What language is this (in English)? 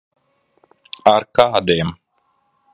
Latvian